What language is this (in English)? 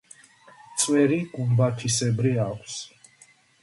Georgian